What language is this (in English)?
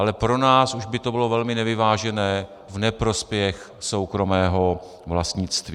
Czech